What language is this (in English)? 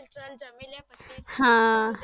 Gujarati